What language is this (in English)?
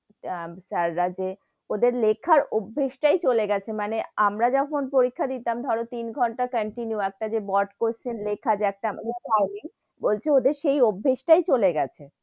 Bangla